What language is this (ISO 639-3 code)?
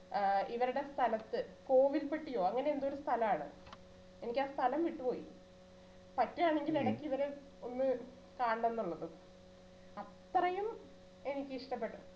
mal